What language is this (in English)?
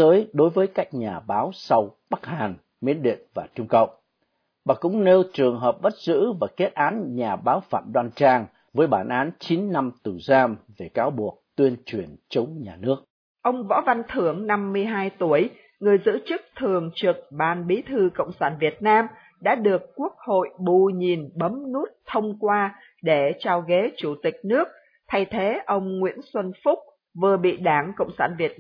Vietnamese